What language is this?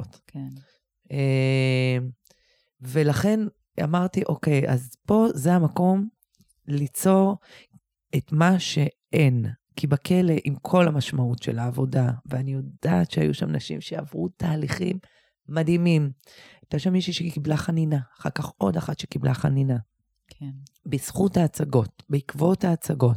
Hebrew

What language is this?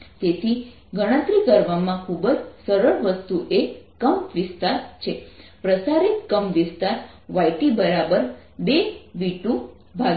Gujarati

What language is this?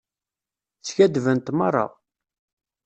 Kabyle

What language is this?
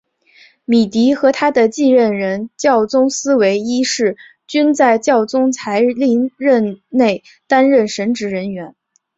Chinese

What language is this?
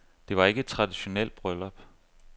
Danish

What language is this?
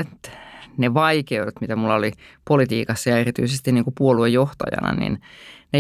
Finnish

